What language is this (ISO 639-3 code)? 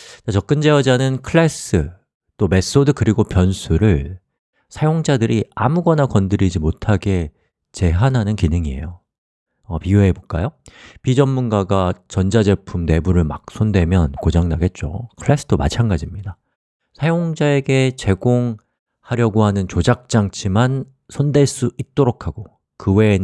kor